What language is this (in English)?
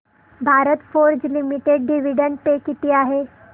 Marathi